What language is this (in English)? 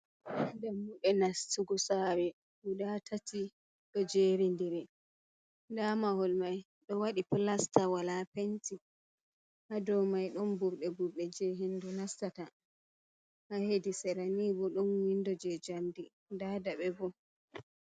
Fula